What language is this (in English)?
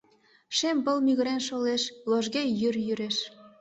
Mari